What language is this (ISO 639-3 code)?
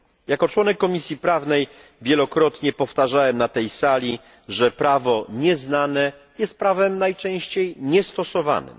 pol